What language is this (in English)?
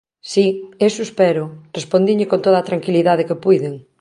Galician